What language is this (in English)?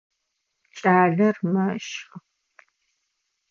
Adyghe